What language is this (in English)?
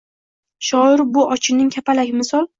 Uzbek